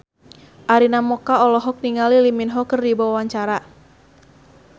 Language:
Sundanese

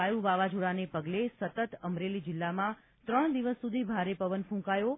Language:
Gujarati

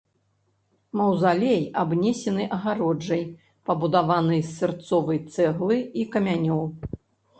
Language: Belarusian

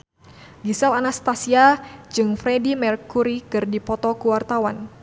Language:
Sundanese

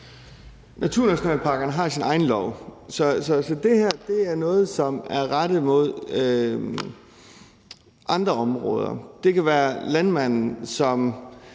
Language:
Danish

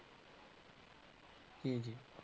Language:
Punjabi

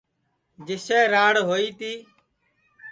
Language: Sansi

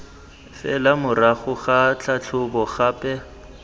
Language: Tswana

